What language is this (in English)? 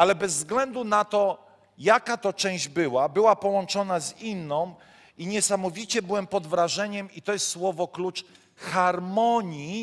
Polish